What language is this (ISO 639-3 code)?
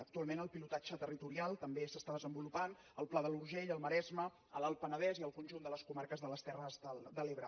cat